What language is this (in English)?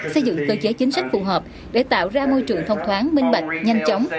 Vietnamese